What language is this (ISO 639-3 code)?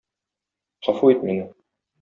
tat